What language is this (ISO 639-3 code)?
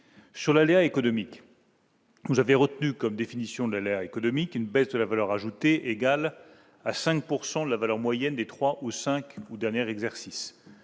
fra